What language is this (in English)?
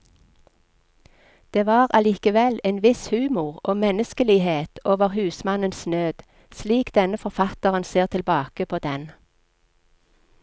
Norwegian